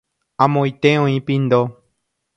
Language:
Guarani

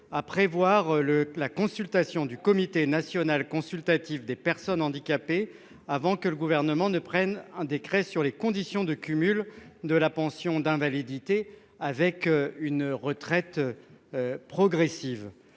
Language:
French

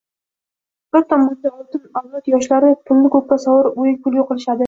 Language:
Uzbek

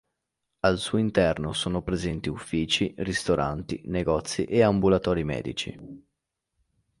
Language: Italian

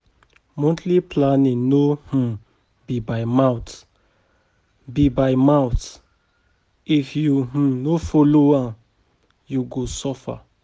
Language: Nigerian Pidgin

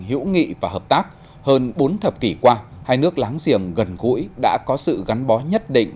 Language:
Vietnamese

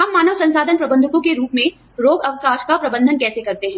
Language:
Hindi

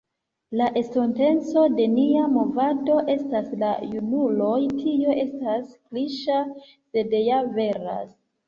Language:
Esperanto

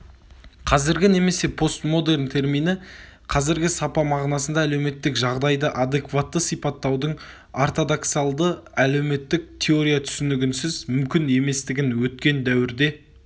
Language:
Kazakh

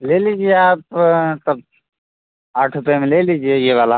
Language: Hindi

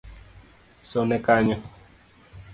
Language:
Luo (Kenya and Tanzania)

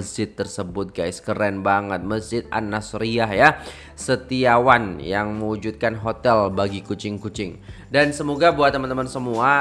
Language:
Indonesian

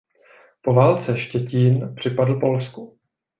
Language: Czech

